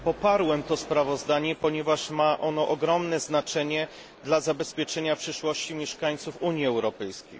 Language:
Polish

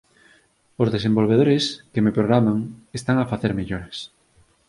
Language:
Galician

